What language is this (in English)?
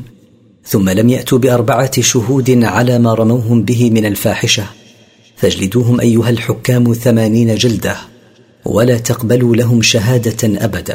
Arabic